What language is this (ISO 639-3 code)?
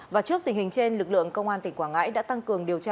vie